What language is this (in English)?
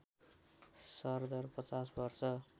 Nepali